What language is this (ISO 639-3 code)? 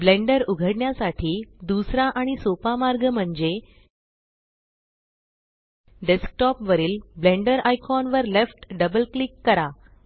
mar